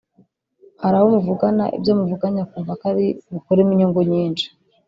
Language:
Kinyarwanda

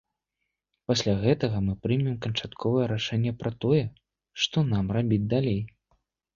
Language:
Belarusian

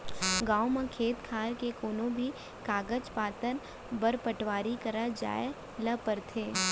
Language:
Chhattisgarhi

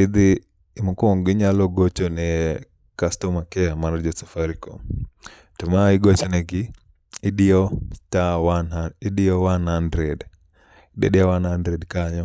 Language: Luo (Kenya and Tanzania)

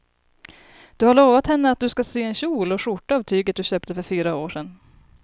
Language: Swedish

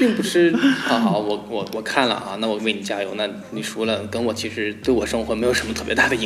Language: Chinese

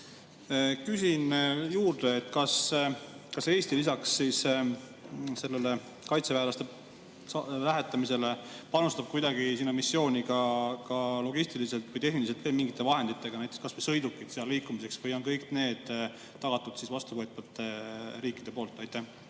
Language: Estonian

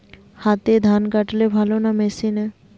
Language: Bangla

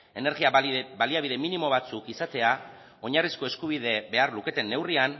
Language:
Basque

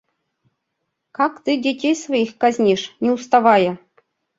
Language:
Mari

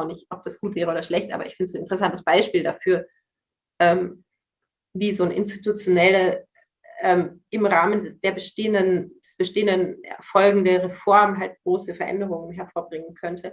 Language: German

